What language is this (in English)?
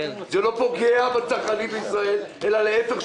Hebrew